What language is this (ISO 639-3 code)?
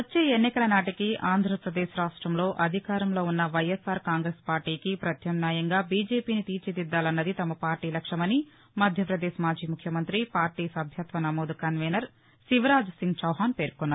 tel